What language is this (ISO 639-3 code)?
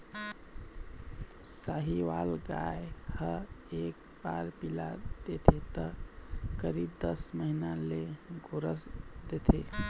hne